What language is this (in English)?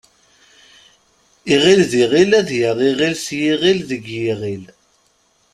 Kabyle